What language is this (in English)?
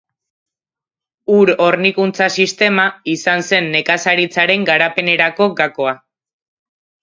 Basque